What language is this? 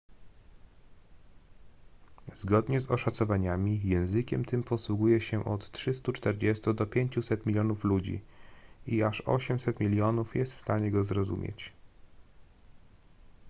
Polish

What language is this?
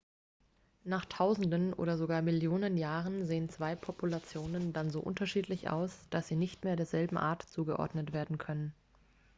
German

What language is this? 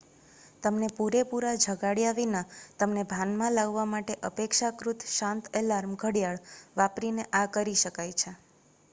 Gujarati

